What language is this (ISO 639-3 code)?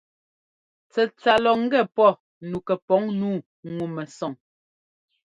jgo